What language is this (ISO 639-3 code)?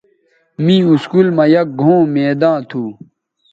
btv